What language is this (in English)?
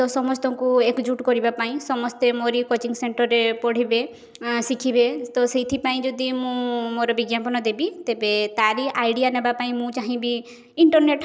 Odia